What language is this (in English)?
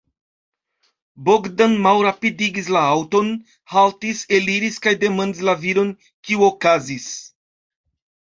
Esperanto